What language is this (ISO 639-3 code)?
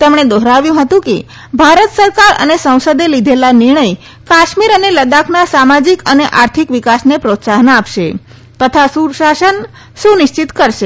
guj